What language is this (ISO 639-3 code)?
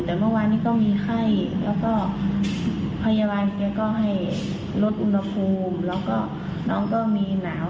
tha